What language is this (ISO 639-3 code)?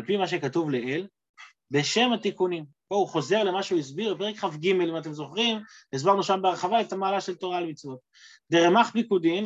heb